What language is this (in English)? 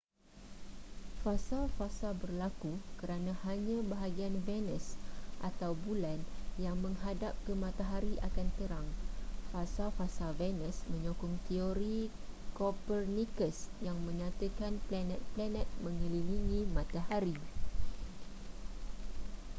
Malay